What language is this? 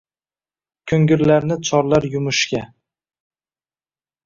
Uzbek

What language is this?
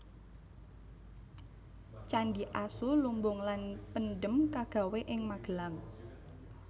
Javanese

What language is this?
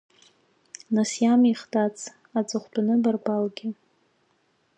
Abkhazian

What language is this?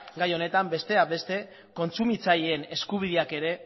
Basque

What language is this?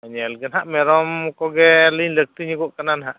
Santali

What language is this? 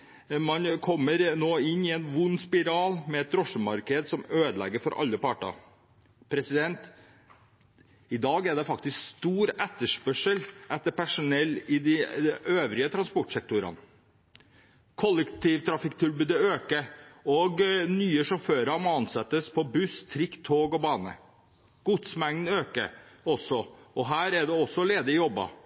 Norwegian Bokmål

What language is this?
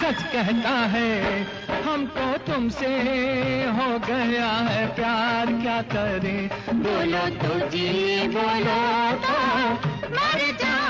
Hindi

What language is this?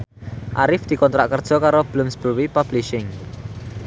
Javanese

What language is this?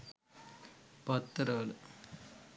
Sinhala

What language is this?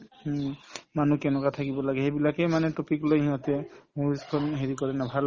Assamese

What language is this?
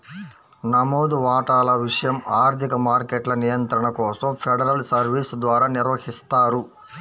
Telugu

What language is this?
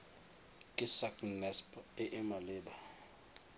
Tswana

